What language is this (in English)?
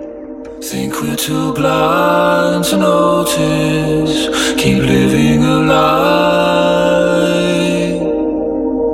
Greek